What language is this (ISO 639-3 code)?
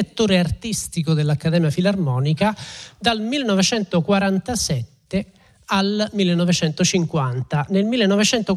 ita